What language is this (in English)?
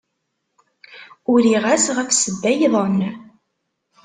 Kabyle